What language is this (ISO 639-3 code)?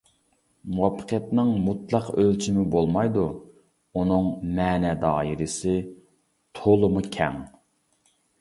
uig